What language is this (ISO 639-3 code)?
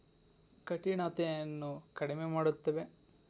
kan